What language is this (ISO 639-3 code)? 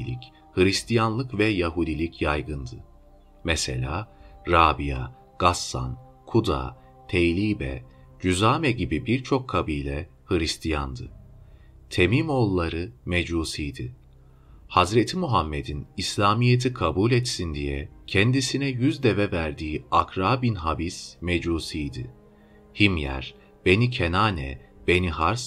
tur